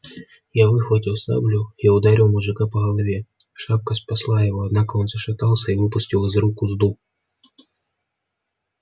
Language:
Russian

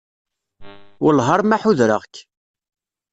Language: Kabyle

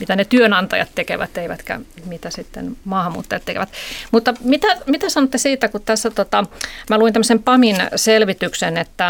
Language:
Finnish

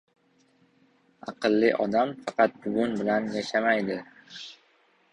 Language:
Uzbek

